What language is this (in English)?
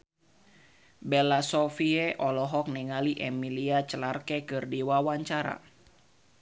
Sundanese